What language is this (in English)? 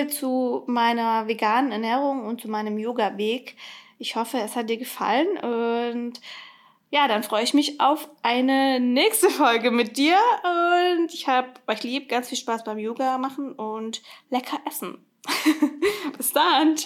German